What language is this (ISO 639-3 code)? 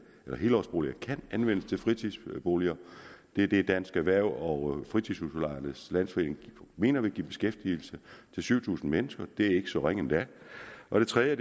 dan